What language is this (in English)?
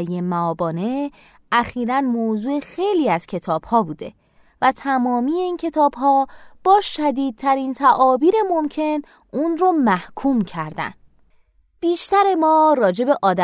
Persian